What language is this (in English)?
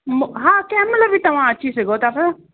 Sindhi